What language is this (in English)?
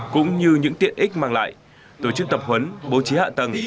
Vietnamese